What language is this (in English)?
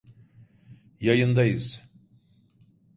Turkish